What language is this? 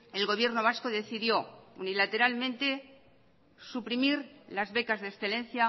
Spanish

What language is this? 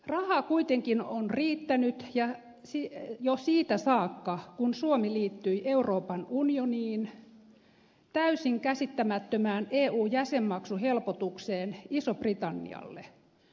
Finnish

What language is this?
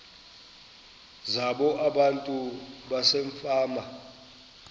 Xhosa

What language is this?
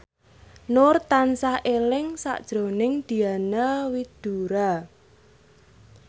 Javanese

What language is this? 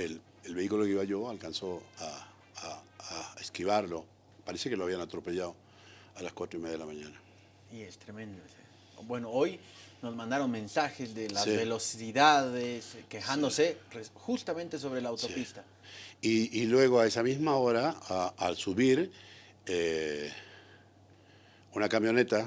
Spanish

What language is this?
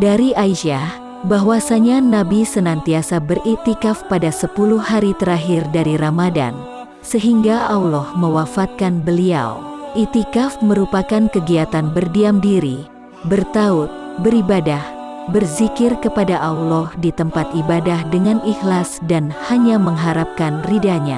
Indonesian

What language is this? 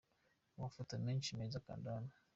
Kinyarwanda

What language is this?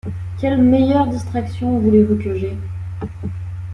French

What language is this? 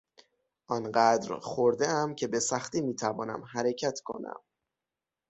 Persian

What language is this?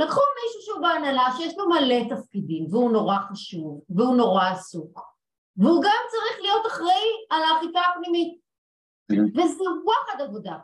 Hebrew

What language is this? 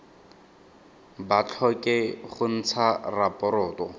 Tswana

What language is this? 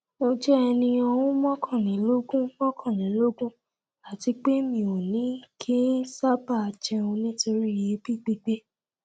Yoruba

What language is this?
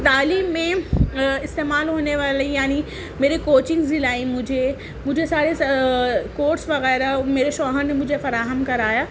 Urdu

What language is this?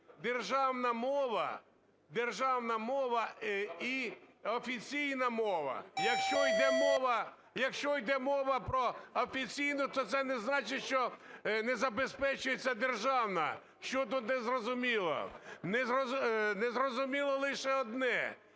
Ukrainian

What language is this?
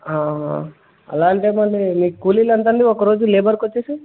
Telugu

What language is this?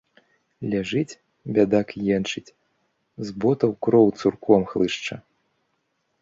Belarusian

